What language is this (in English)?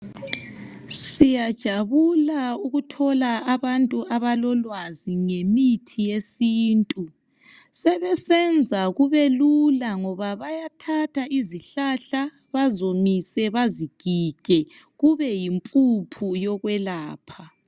North Ndebele